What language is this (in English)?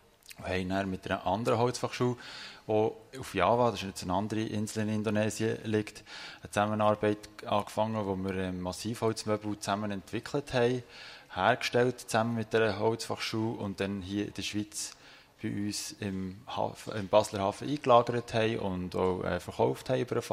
German